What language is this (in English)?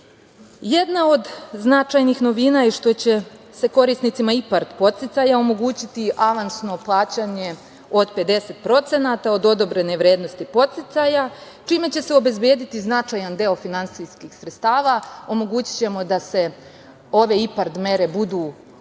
Serbian